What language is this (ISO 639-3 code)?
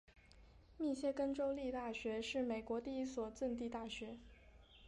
zho